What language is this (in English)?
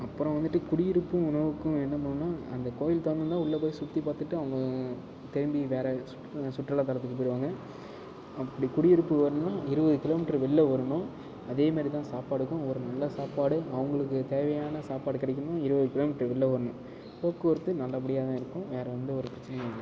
Tamil